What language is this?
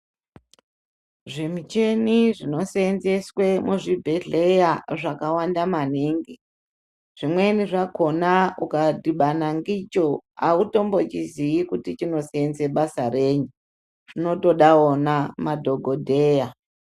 Ndau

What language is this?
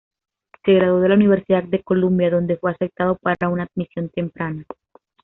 Spanish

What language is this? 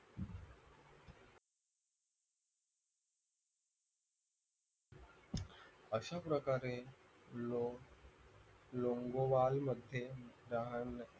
Marathi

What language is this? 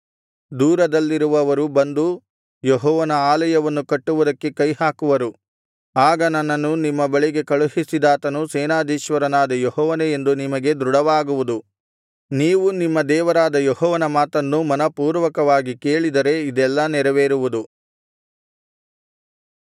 Kannada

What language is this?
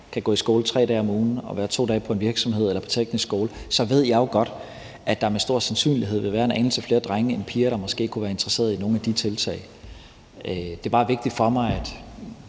Danish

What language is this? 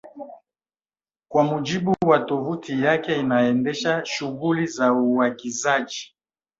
Swahili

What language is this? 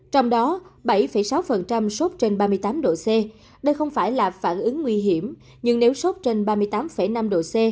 Vietnamese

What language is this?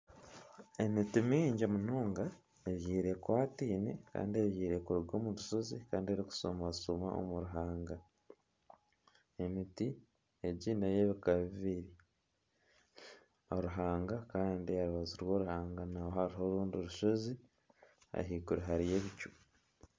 Nyankole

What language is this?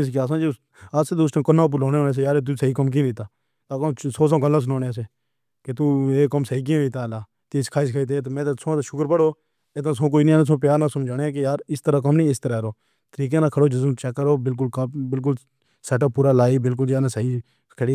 Pahari-Potwari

